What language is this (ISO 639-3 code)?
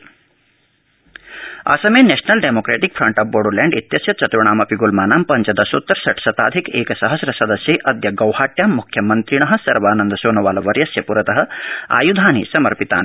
san